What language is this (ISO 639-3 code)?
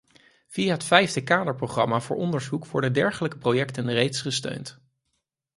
nld